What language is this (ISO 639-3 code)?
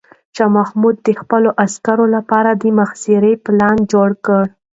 pus